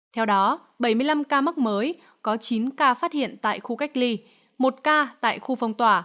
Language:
Vietnamese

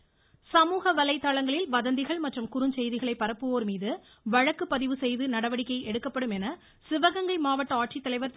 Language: Tamil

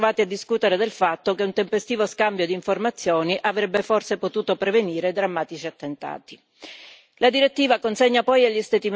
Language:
Italian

